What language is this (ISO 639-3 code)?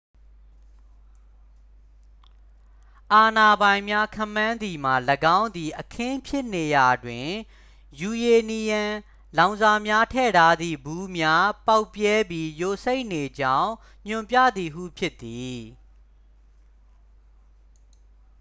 mya